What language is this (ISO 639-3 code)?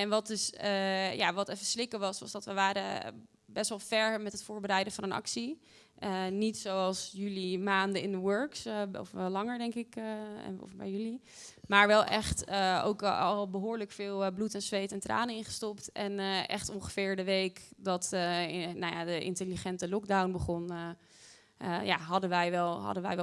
nld